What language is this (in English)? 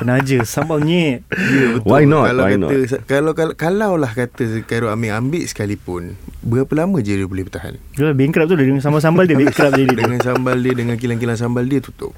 Malay